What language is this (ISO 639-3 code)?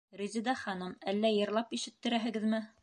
bak